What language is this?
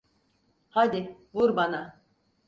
Turkish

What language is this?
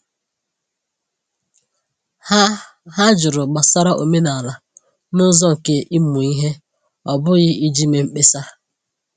Igbo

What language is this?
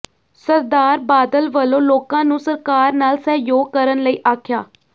Punjabi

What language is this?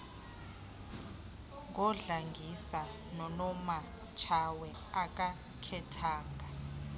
Xhosa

